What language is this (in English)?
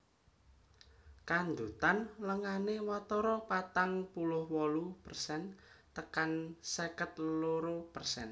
Javanese